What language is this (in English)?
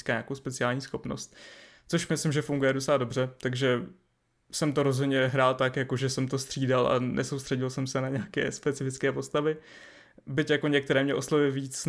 Czech